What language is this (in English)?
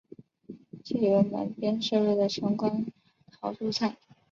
Chinese